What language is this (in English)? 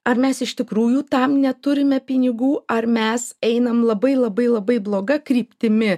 Lithuanian